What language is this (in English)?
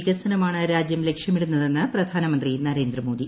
Malayalam